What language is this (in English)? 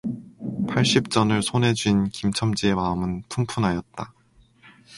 Korean